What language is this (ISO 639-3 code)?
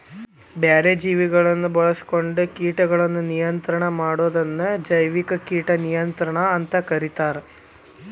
kan